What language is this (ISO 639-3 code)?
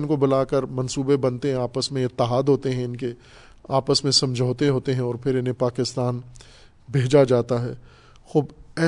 urd